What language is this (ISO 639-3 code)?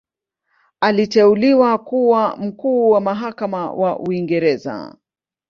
swa